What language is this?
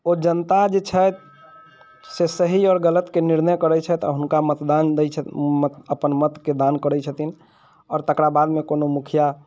Maithili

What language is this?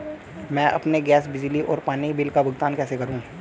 Hindi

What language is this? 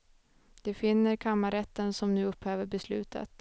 Swedish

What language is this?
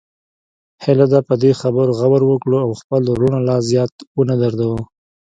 Pashto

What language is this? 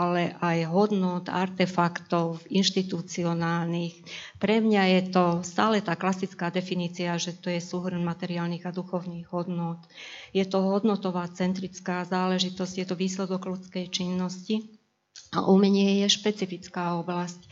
Slovak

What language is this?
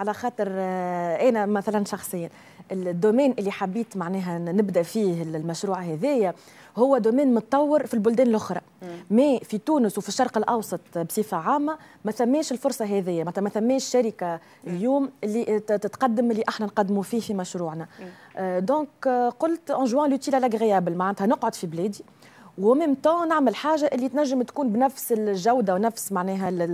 Arabic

